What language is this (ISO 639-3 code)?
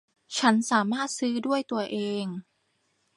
tha